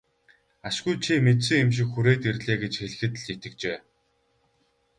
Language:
Mongolian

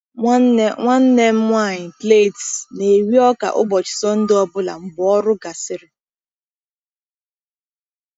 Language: Igbo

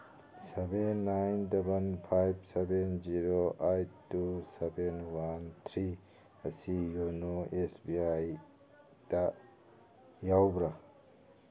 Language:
Manipuri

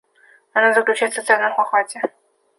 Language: Russian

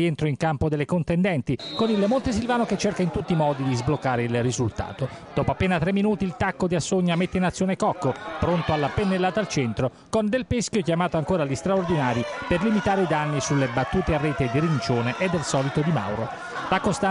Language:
Italian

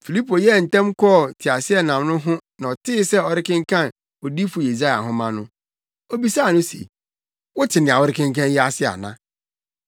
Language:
Akan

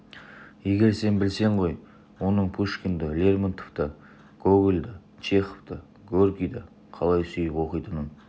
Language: Kazakh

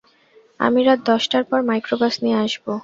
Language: Bangla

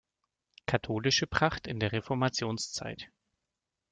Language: German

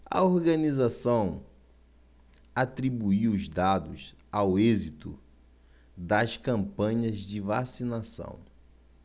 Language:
Portuguese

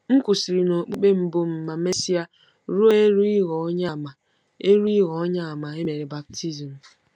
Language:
Igbo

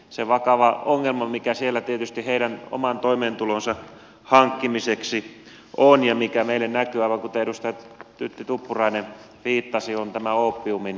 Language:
Finnish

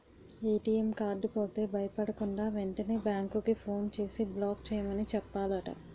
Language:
Telugu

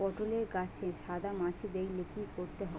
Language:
Bangla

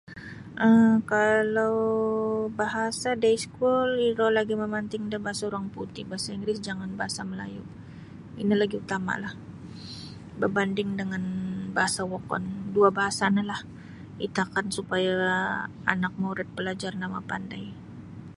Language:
Sabah Bisaya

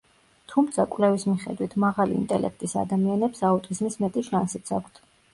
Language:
Georgian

